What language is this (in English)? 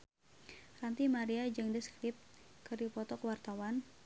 Sundanese